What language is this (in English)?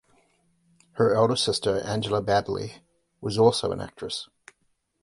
English